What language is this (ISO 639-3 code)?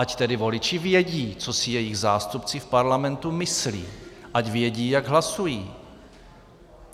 ces